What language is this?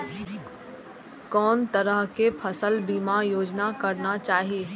Maithili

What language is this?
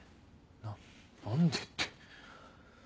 Japanese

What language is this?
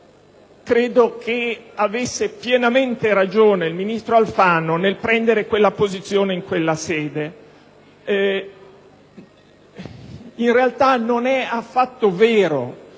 Italian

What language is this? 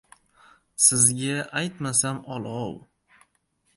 Uzbek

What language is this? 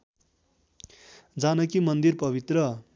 Nepali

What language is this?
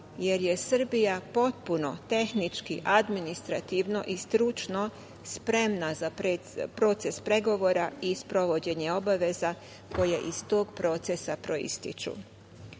Serbian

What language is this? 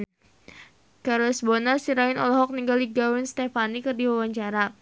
Sundanese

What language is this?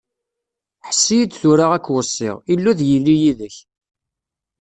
Kabyle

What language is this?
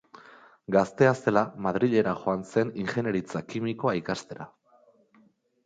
Basque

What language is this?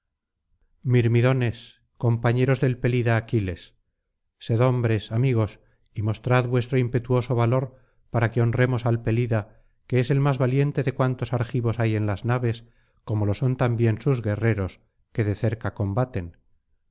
Spanish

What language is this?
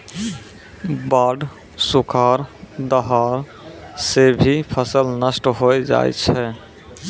Maithili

